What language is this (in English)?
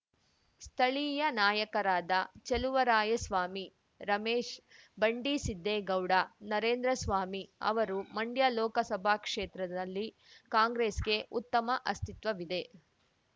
Kannada